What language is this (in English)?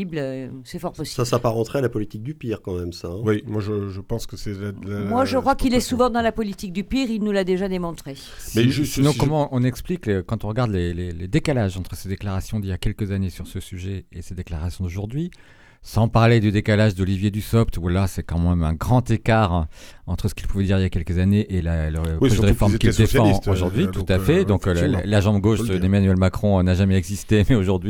French